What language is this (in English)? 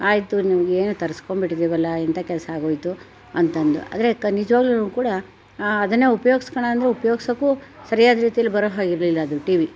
Kannada